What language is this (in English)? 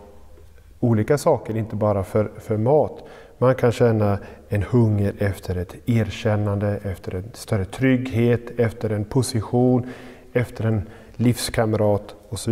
Swedish